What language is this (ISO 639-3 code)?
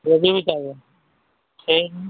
urd